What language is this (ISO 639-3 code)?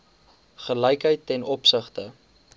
afr